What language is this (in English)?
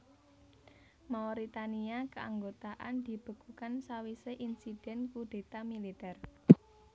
Javanese